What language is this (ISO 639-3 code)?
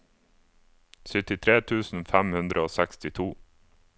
nor